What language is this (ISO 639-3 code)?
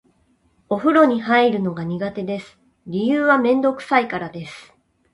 jpn